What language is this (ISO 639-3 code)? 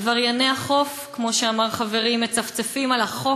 heb